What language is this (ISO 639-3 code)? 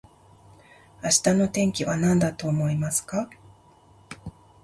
jpn